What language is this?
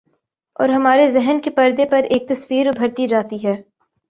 Urdu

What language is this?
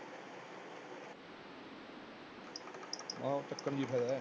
Punjabi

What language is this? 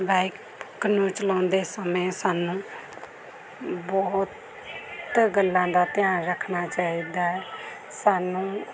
Punjabi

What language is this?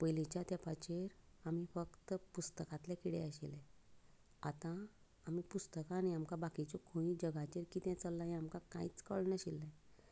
Konkani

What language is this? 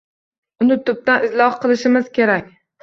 Uzbek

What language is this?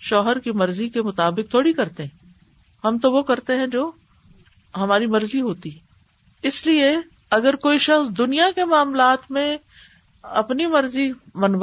Urdu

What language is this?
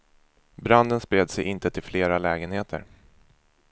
Swedish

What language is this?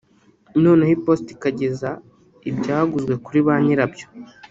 Kinyarwanda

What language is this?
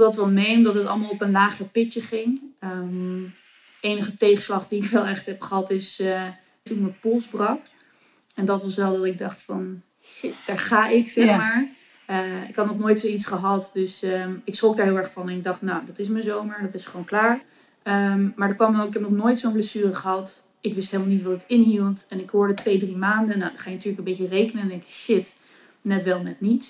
Dutch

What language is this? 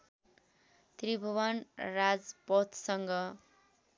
Nepali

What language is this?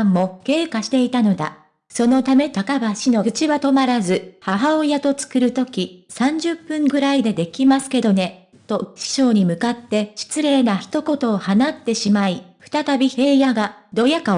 Japanese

